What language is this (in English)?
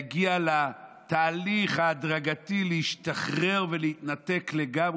Hebrew